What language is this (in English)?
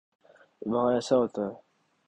Urdu